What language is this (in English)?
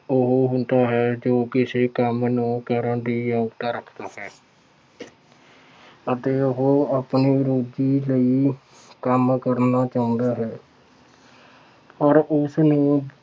Punjabi